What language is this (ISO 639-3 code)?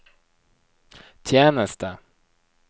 nor